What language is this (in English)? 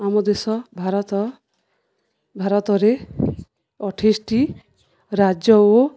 Odia